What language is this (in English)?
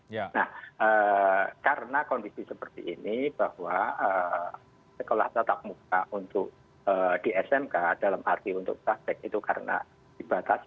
Indonesian